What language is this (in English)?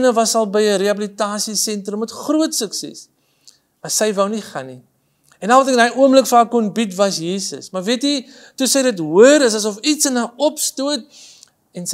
Dutch